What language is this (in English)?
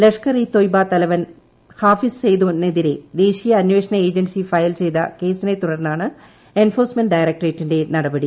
Malayalam